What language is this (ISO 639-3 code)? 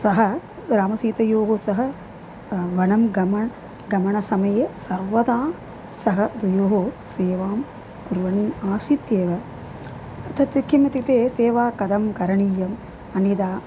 san